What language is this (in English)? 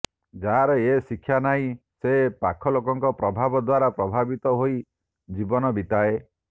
Odia